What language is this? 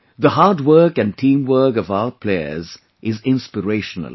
English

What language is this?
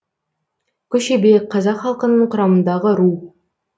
Kazakh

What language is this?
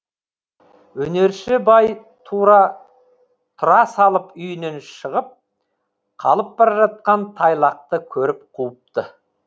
Kazakh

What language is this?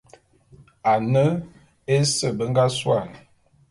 Bulu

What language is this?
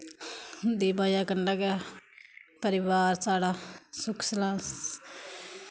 Dogri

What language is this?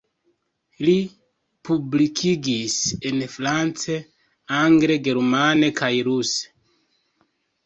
Esperanto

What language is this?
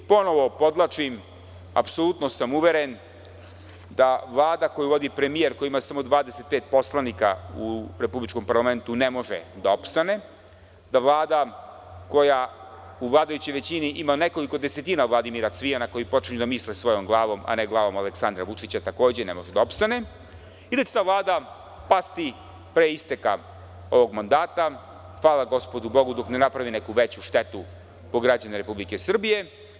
Serbian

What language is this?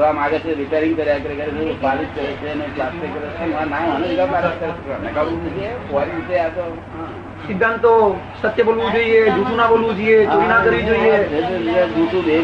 Gujarati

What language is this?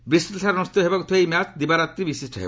Odia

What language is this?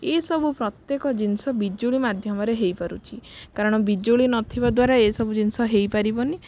Odia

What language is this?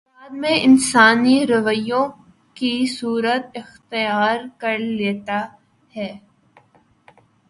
Urdu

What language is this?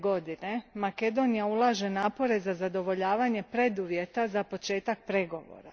Croatian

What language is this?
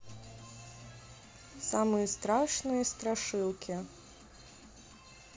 Russian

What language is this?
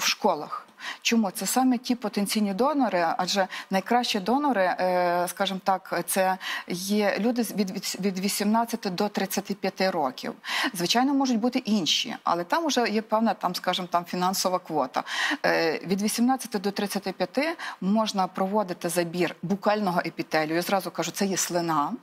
Ukrainian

